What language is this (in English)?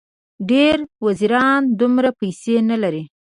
Pashto